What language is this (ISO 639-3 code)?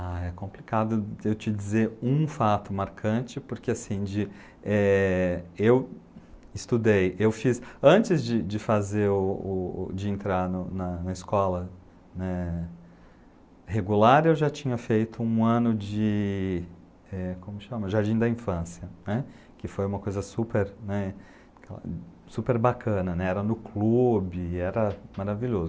por